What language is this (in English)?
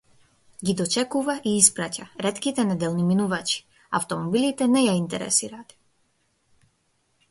Macedonian